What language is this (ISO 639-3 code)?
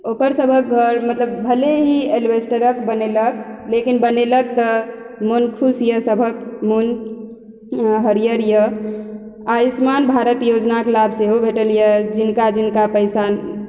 mai